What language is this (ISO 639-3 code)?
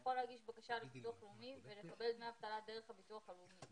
heb